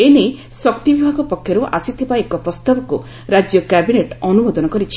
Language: Odia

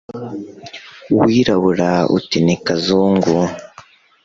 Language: Kinyarwanda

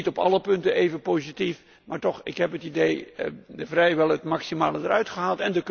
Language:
Dutch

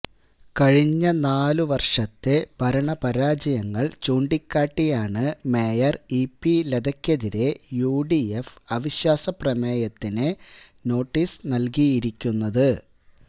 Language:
Malayalam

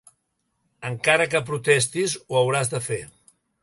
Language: Catalan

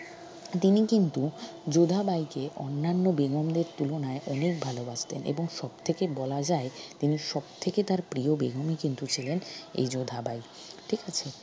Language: Bangla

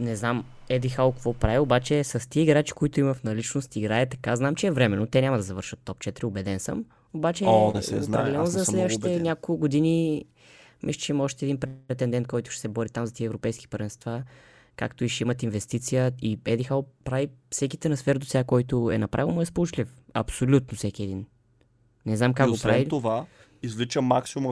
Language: Bulgarian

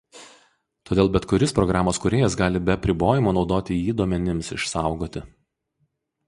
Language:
Lithuanian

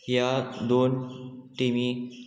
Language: Konkani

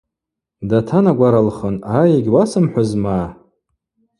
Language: Abaza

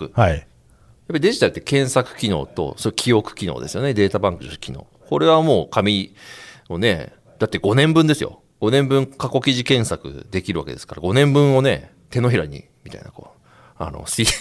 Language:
Japanese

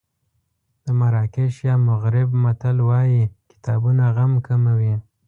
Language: Pashto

